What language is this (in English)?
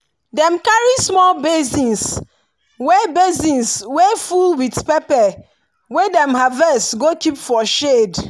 Nigerian Pidgin